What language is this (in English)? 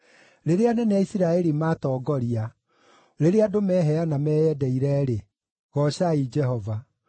Kikuyu